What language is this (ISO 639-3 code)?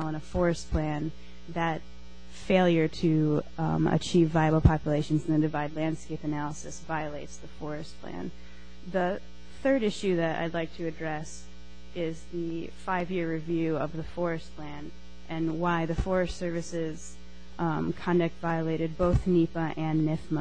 eng